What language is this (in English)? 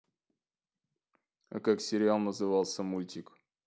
Russian